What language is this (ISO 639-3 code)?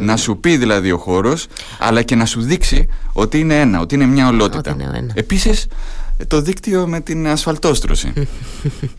ell